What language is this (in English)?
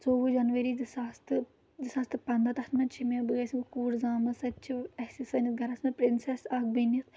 Kashmiri